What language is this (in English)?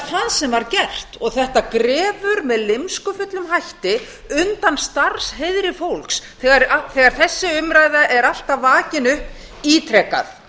Icelandic